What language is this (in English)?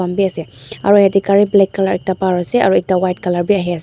Naga Pidgin